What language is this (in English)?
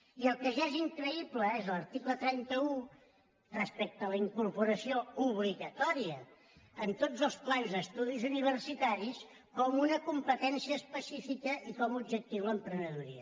Catalan